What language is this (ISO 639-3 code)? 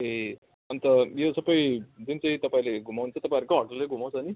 nep